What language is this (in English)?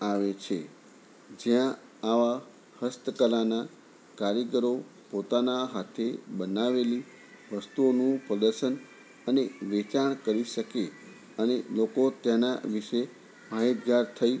Gujarati